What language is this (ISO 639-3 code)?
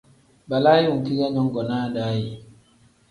kdh